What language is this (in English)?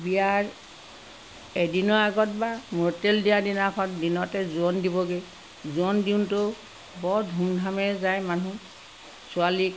Assamese